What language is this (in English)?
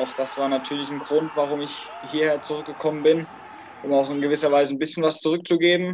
German